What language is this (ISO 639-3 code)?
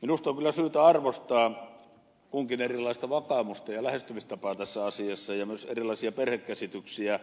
fin